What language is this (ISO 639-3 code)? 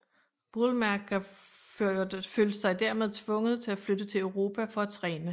dan